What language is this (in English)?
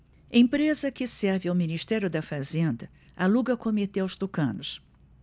Portuguese